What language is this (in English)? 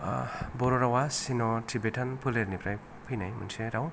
Bodo